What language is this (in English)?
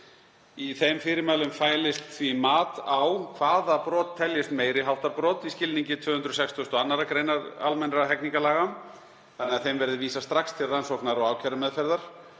Icelandic